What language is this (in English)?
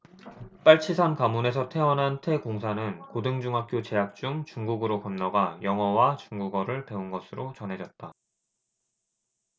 Korean